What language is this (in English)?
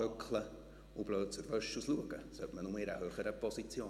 Swiss German